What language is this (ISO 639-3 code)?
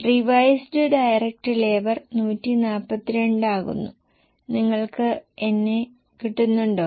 mal